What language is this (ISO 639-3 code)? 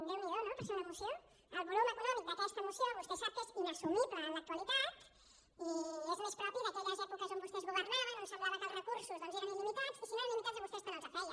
cat